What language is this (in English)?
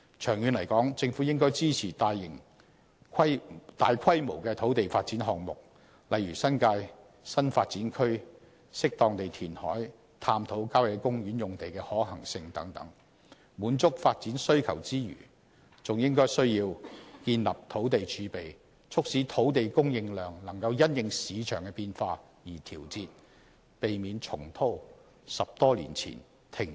Cantonese